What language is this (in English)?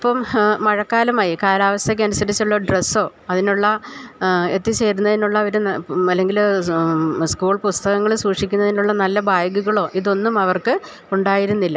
Malayalam